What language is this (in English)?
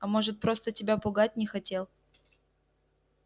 Russian